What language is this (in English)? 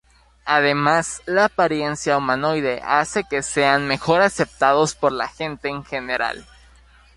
Spanish